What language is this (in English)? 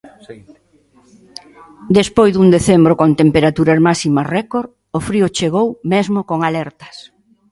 Galician